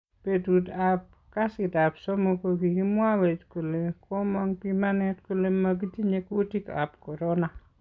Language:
Kalenjin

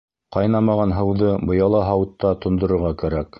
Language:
Bashkir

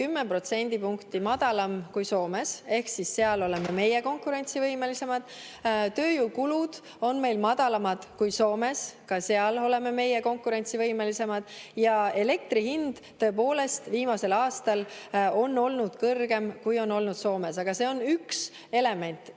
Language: Estonian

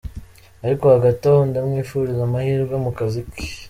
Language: Kinyarwanda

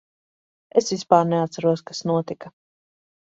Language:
Latvian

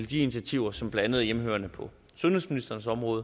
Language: Danish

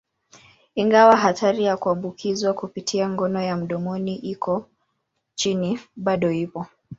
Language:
Swahili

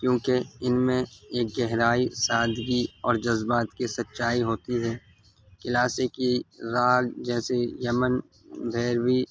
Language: Urdu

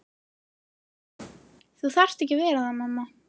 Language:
Icelandic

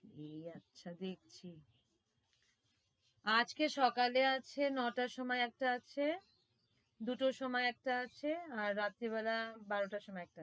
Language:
Bangla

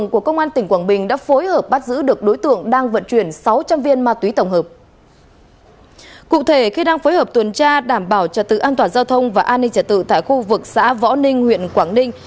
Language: Vietnamese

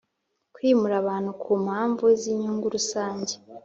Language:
Kinyarwanda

